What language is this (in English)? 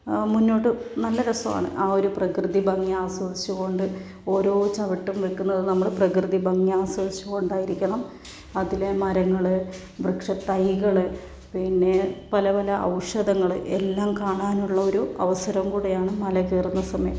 Malayalam